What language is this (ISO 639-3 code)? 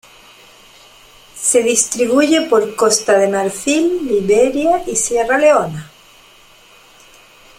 spa